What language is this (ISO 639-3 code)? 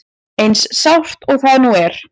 isl